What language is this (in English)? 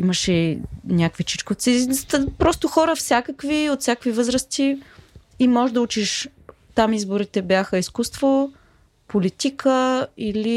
Bulgarian